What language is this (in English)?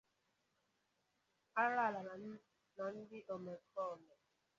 Igbo